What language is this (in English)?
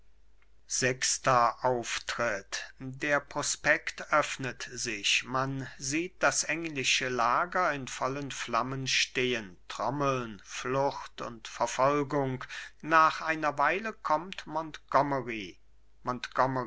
German